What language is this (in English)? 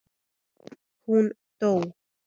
Icelandic